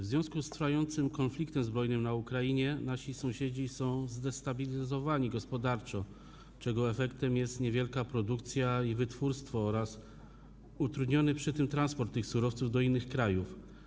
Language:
Polish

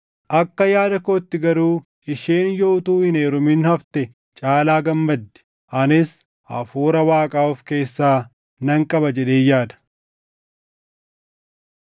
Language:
Oromo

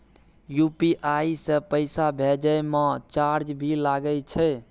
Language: Maithili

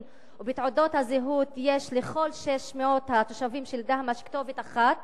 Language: Hebrew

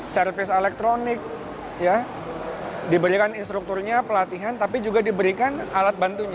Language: Indonesian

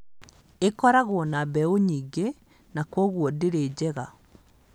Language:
Kikuyu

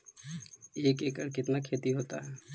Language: Magahi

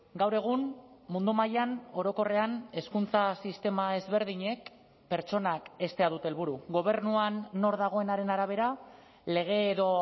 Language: Basque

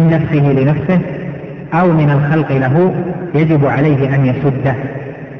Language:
Arabic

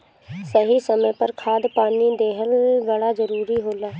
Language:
Bhojpuri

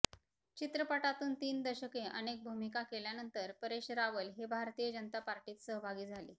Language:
Marathi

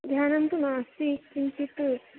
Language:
Sanskrit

